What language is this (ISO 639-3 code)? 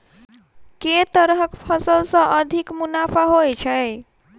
mai